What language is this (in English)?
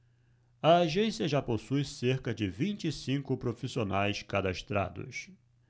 Portuguese